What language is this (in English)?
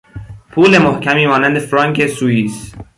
Persian